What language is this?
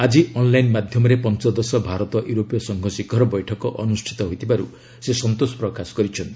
Odia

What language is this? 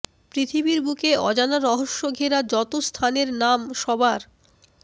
Bangla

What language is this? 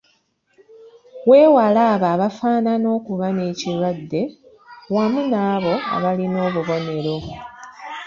Ganda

